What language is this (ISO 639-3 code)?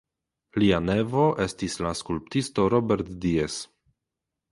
epo